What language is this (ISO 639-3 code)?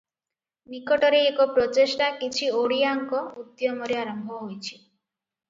ori